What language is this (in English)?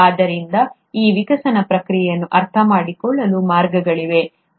Kannada